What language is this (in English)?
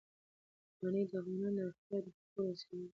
Pashto